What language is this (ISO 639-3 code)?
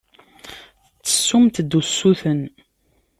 kab